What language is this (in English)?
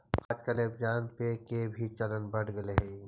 Magahi